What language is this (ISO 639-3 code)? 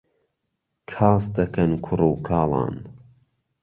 ckb